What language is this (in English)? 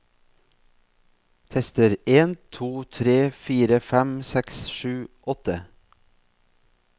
Norwegian